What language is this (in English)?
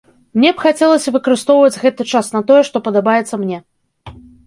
Belarusian